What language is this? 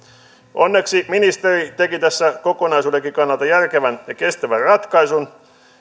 Finnish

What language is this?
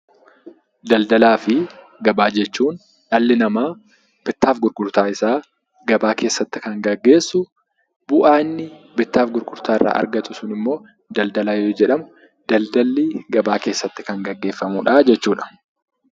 Oromo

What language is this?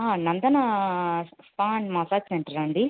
Telugu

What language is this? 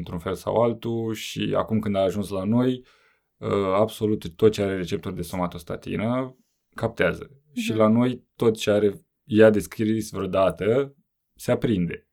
Romanian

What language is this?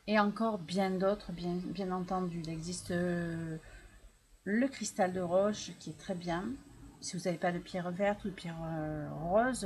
French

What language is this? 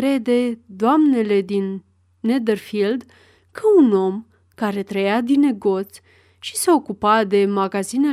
Romanian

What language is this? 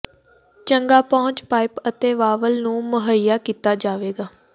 Punjabi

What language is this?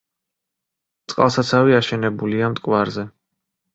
Georgian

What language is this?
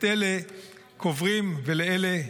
Hebrew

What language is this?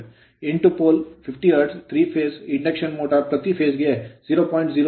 Kannada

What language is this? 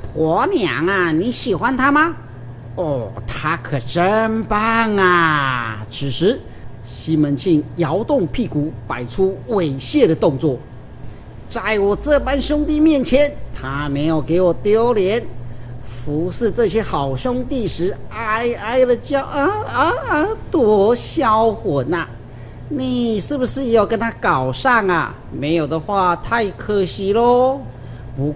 Chinese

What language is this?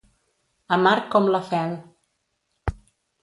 Catalan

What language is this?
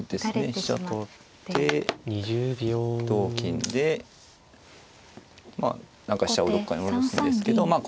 Japanese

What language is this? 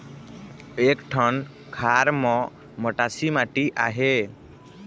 Chhattisgarhi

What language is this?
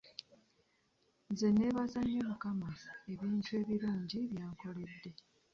Ganda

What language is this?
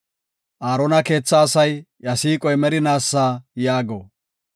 Gofa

